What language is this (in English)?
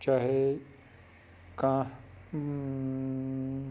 Kashmiri